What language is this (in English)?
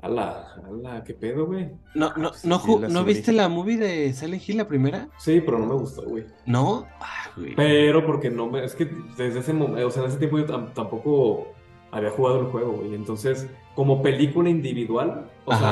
Spanish